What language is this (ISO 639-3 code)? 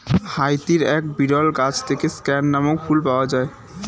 ben